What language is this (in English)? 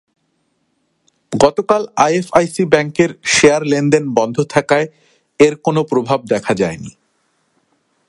Bangla